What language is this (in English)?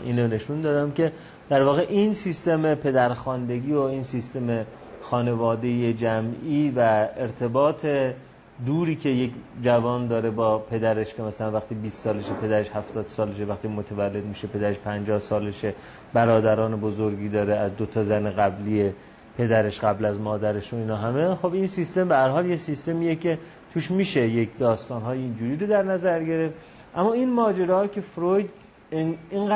Persian